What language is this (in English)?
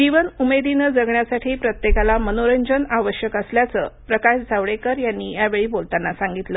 Marathi